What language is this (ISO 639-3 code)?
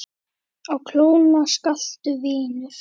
isl